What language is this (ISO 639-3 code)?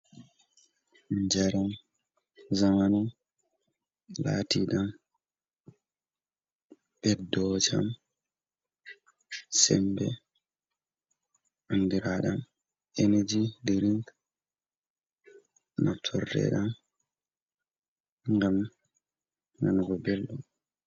ful